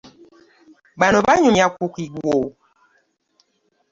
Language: Ganda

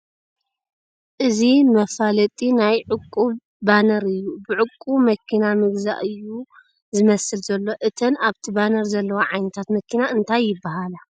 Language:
Tigrinya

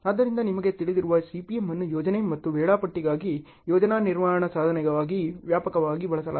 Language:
Kannada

